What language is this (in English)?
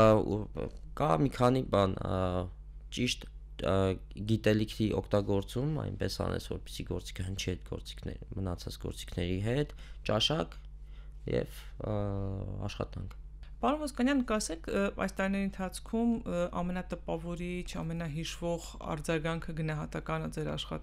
Romanian